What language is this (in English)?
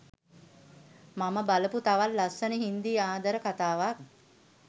Sinhala